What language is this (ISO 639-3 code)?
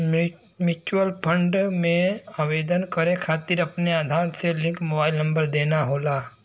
bho